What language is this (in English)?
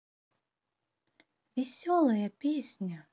Russian